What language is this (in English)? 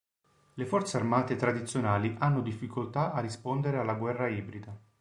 Italian